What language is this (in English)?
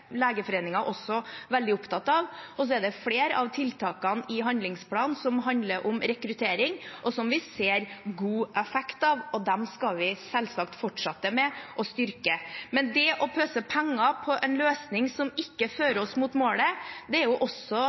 Norwegian Bokmål